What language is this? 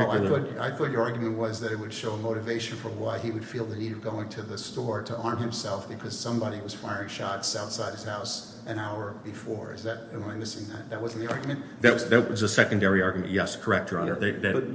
English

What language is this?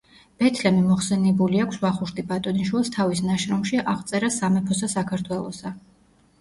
Georgian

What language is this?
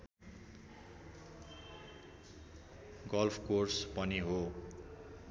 Nepali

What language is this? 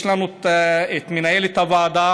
Hebrew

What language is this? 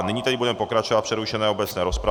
Czech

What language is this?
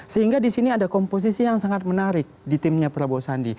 Indonesian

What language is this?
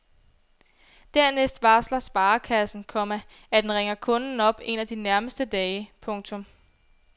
Danish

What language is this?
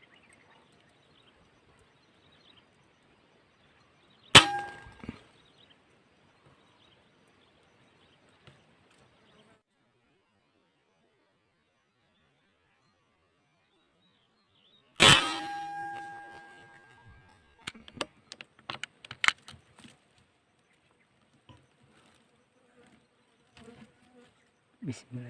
Indonesian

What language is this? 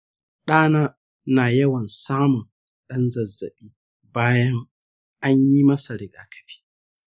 Hausa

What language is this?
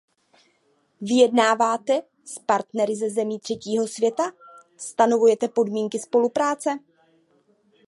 Czech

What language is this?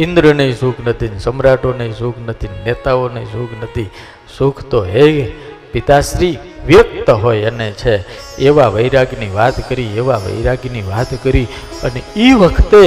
Gujarati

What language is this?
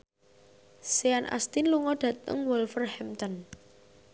Javanese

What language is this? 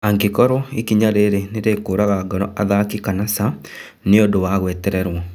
Kikuyu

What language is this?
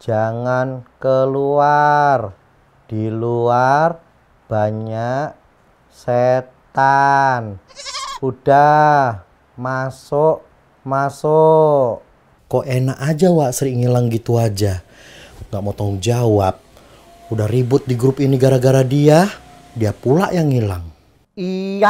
Indonesian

